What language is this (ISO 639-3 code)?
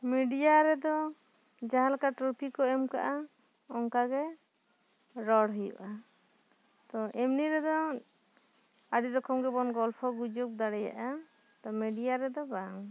sat